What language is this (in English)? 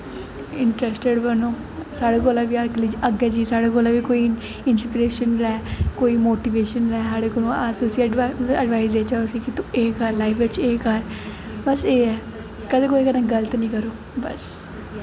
Dogri